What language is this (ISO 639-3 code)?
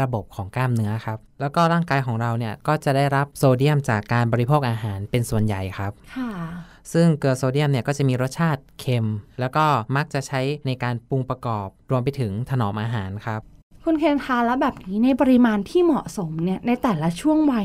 tha